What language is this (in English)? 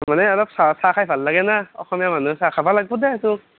Assamese